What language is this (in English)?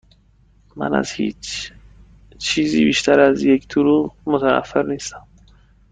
Persian